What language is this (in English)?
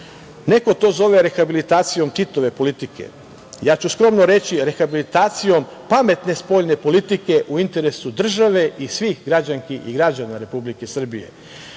Serbian